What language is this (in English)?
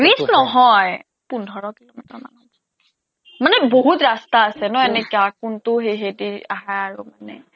Assamese